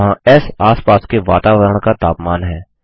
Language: Hindi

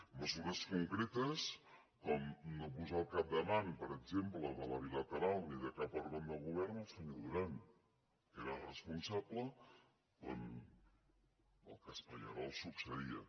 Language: Catalan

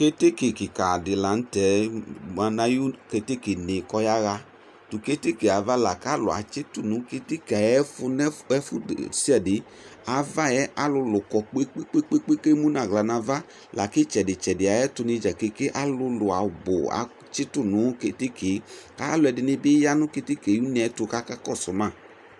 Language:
Ikposo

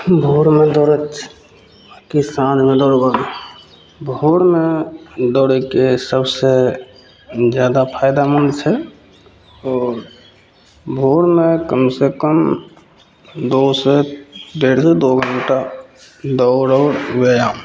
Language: Maithili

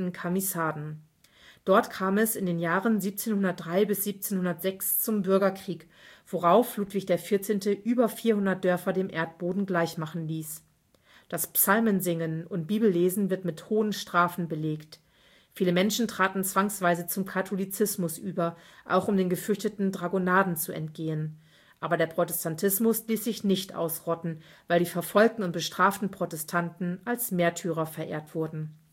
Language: German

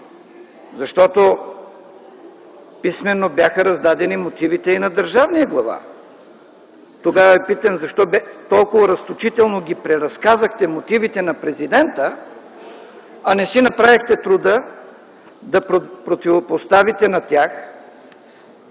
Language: Bulgarian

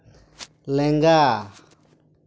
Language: Santali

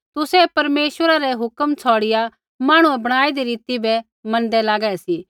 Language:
Kullu Pahari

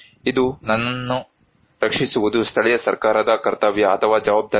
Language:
Kannada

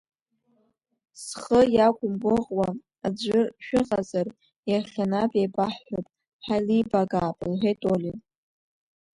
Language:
Abkhazian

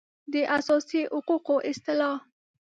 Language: Pashto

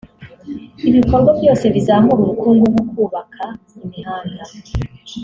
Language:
Kinyarwanda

